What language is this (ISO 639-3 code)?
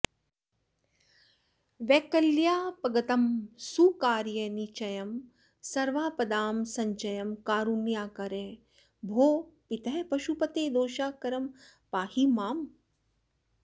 san